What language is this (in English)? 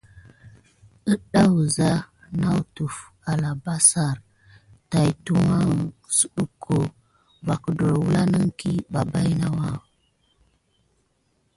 Gidar